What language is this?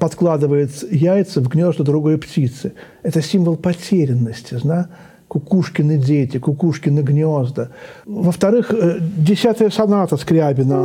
Russian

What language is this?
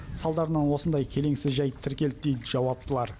Kazakh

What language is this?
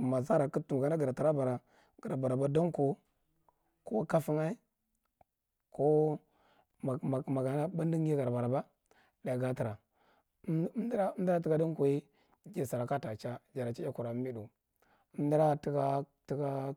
Marghi Central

